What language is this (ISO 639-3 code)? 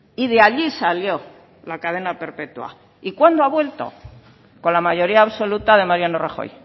spa